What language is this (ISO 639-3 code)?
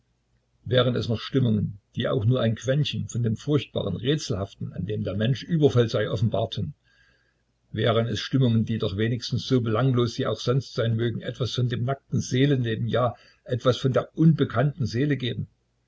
deu